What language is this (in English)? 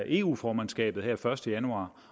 Danish